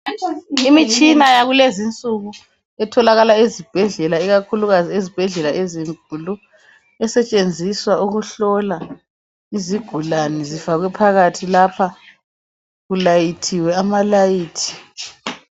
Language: North Ndebele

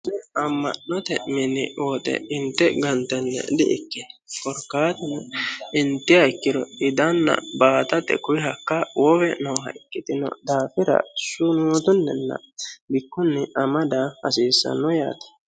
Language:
Sidamo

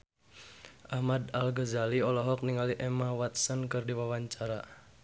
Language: Sundanese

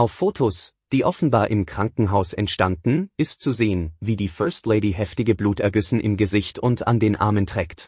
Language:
German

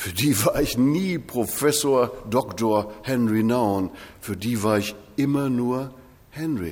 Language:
German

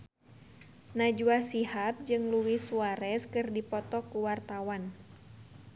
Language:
Sundanese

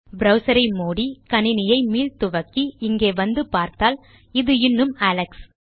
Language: Tamil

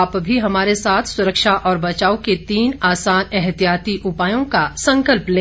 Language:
Hindi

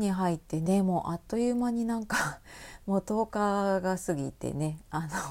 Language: Japanese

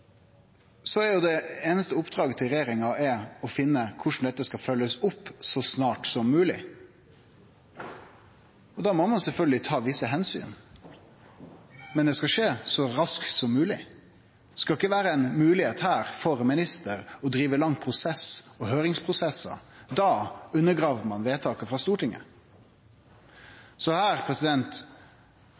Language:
Norwegian Nynorsk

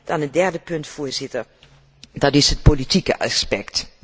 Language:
Dutch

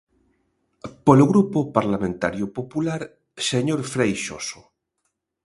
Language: Galician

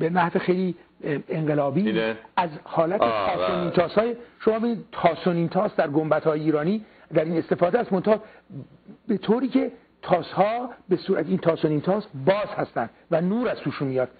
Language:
Persian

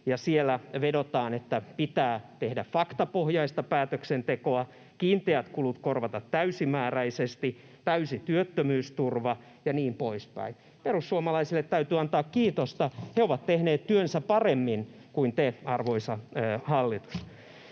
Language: Finnish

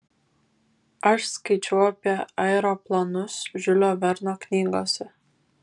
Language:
Lithuanian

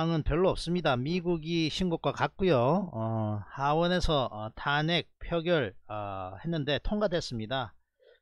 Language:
Korean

